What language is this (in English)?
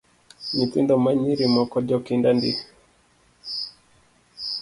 Luo (Kenya and Tanzania)